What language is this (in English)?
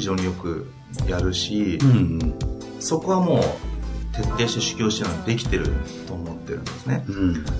Japanese